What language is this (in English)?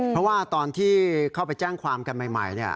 Thai